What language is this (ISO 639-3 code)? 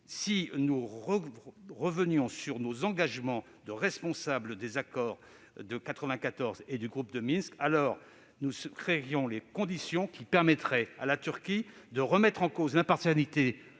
fra